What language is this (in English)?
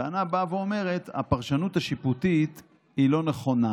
Hebrew